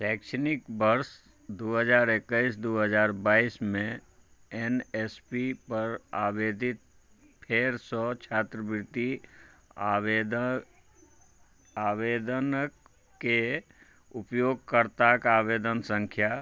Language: Maithili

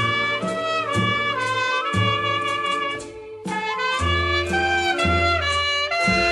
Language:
Thai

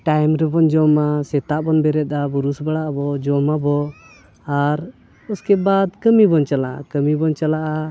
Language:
Santali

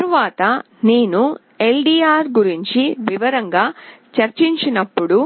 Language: Telugu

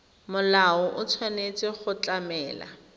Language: Tswana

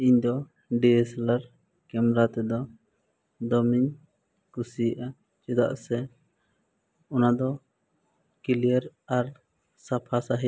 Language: Santali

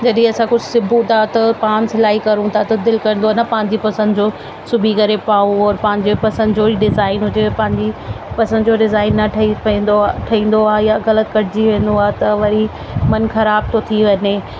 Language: Sindhi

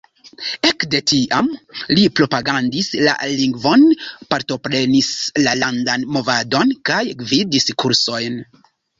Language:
Esperanto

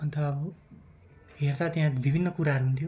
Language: Nepali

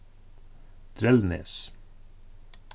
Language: Faroese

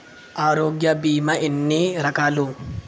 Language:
Telugu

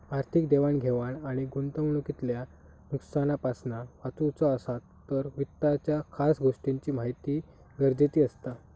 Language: Marathi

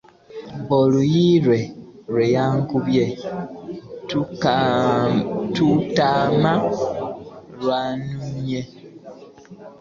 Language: Ganda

